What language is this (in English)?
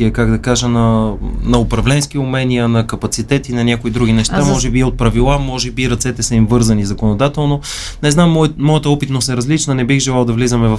Bulgarian